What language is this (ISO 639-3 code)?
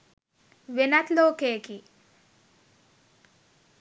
sin